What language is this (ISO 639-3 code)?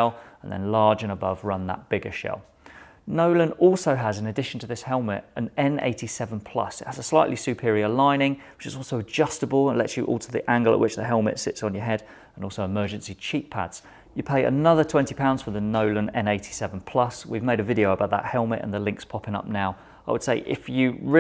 eng